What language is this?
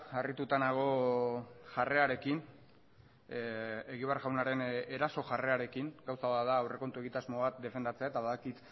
Basque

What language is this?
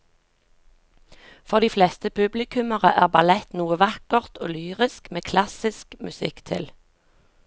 Norwegian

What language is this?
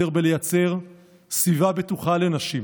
Hebrew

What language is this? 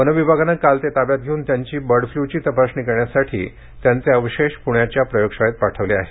Marathi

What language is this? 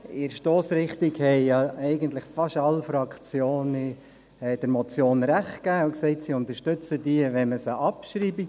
Swiss German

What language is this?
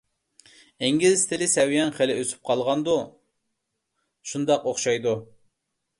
Uyghur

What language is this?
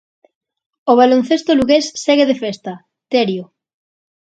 Galician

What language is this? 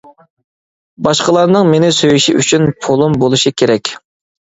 Uyghur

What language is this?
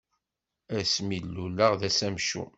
Kabyle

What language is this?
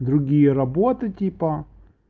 Russian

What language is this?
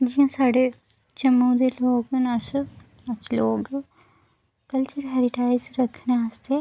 Dogri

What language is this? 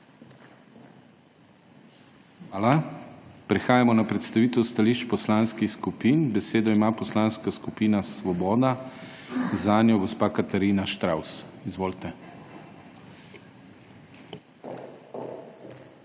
Slovenian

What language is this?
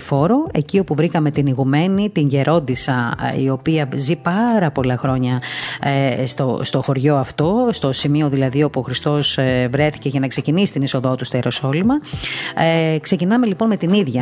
Greek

